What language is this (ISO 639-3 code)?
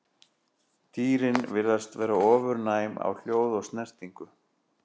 isl